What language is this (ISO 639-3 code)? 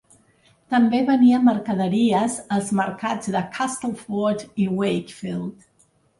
cat